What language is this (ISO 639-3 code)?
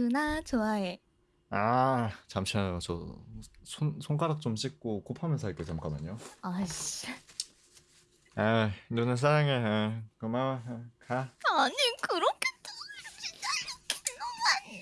kor